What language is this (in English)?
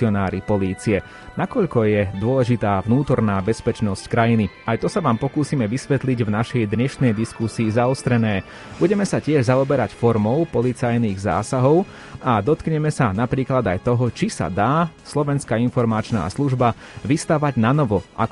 Slovak